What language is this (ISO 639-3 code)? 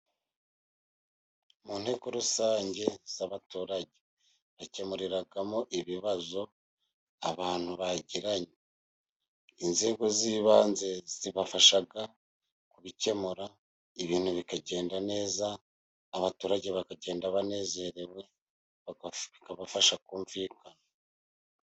kin